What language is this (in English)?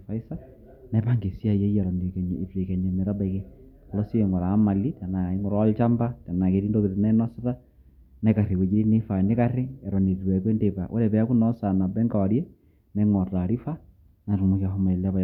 Masai